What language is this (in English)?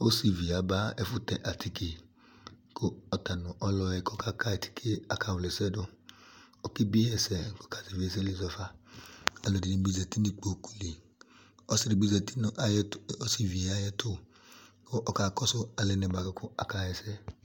Ikposo